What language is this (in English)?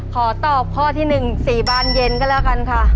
Thai